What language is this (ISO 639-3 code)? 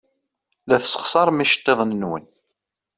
kab